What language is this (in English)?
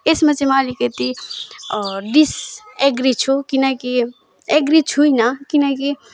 Nepali